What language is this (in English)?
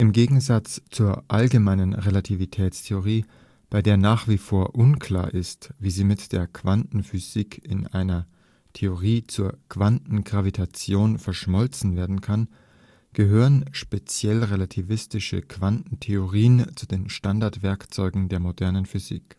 German